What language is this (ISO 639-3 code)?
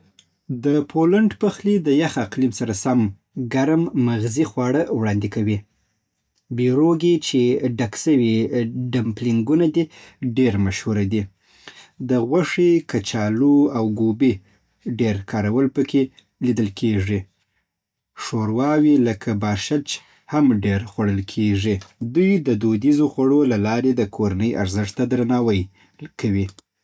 pbt